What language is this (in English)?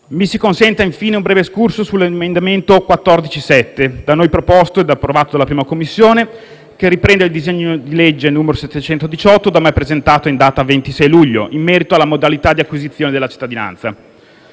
Italian